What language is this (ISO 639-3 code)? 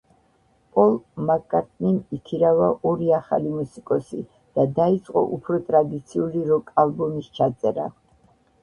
kat